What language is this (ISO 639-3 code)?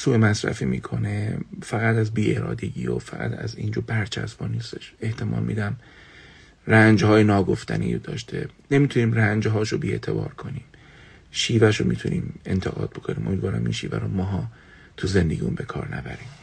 fas